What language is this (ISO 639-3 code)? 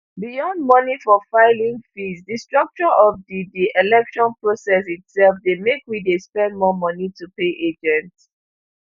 pcm